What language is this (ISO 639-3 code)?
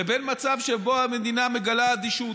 heb